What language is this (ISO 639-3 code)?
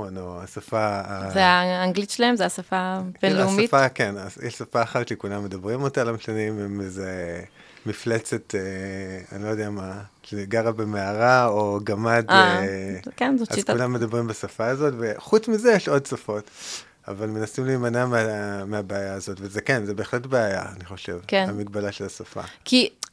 heb